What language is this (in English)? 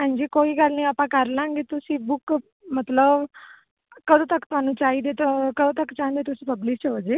Punjabi